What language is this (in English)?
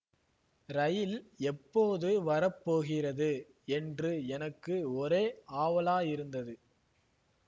Tamil